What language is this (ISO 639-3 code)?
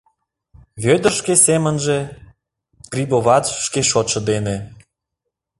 chm